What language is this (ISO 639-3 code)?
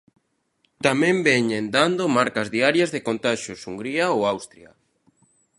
glg